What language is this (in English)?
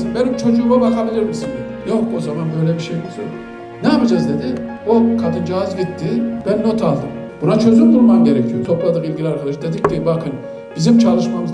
Turkish